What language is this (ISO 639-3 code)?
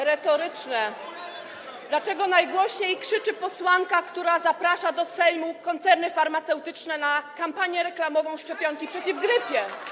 pol